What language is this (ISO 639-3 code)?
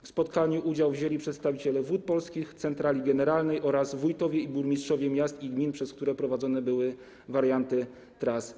pol